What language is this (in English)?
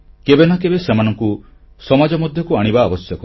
Odia